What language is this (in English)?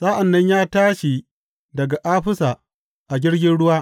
Hausa